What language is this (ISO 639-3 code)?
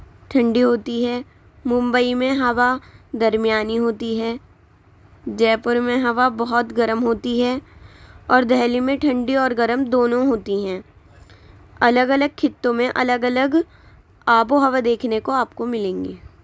urd